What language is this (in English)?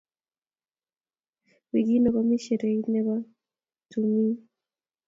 Kalenjin